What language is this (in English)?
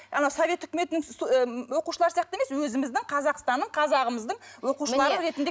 Kazakh